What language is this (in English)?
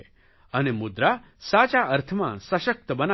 Gujarati